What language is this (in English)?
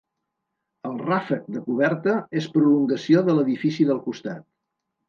Catalan